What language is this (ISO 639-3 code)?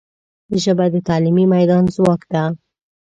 pus